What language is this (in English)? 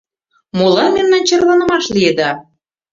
Mari